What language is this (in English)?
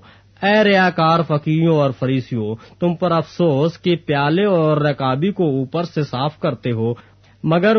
Urdu